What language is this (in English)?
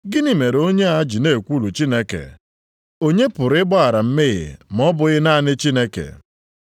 Igbo